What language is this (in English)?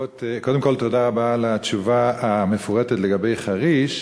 Hebrew